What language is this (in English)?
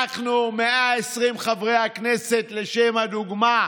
Hebrew